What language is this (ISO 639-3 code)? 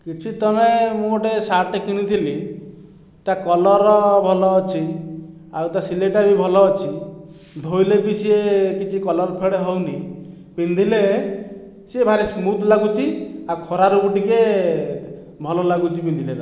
ori